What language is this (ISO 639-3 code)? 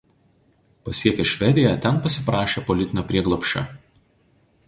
lit